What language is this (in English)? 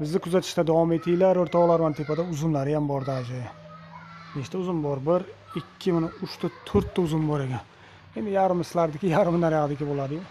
Turkish